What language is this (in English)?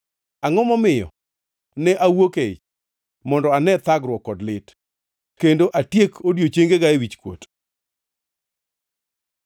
Luo (Kenya and Tanzania)